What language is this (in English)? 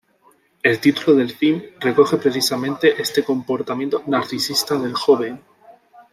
Spanish